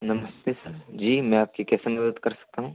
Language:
Hindi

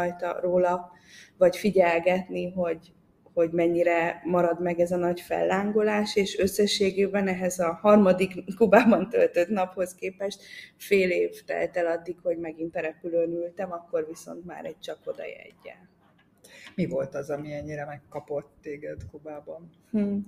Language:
Hungarian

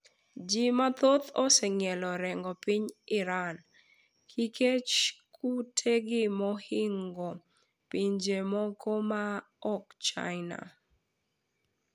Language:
Luo (Kenya and Tanzania)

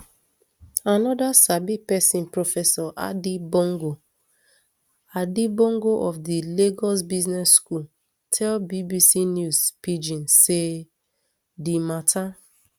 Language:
Nigerian Pidgin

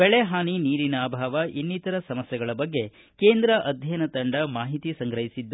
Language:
Kannada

